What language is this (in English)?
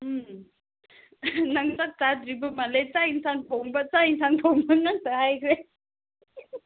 Manipuri